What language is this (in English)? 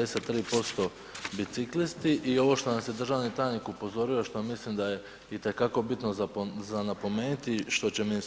Croatian